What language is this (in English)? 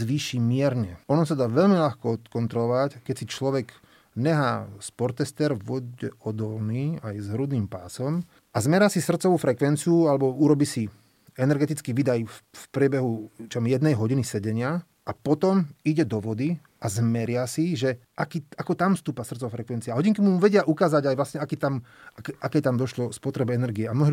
Slovak